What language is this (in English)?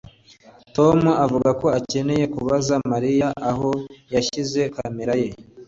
Kinyarwanda